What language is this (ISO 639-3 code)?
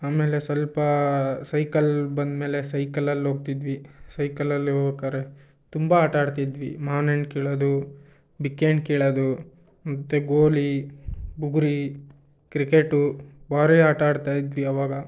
kan